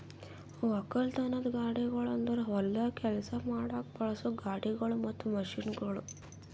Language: Kannada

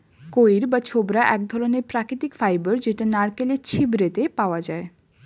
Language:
Bangla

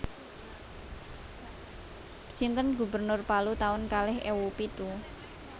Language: Javanese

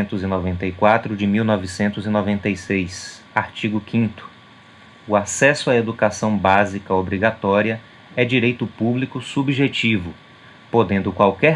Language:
Portuguese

